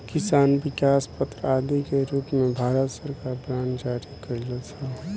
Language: Bhojpuri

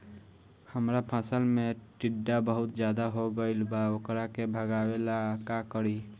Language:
Bhojpuri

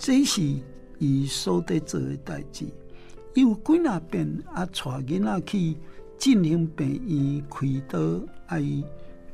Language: Chinese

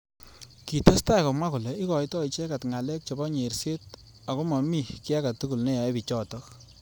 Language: Kalenjin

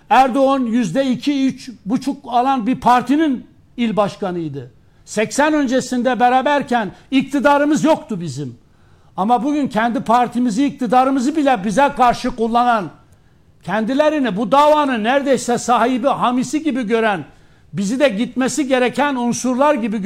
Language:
Turkish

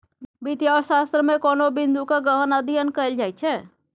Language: Maithili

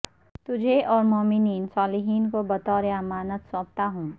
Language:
Urdu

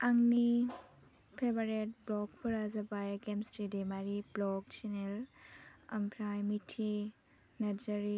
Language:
Bodo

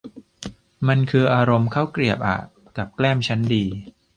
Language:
Thai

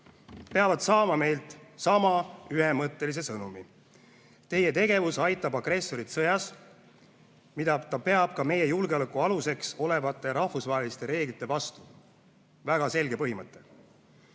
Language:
Estonian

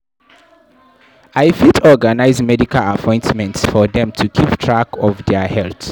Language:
Nigerian Pidgin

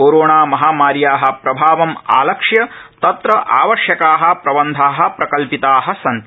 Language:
Sanskrit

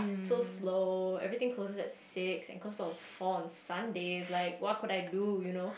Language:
English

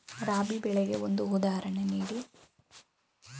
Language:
Kannada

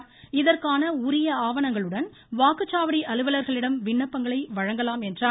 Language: Tamil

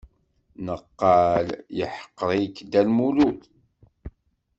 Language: Kabyle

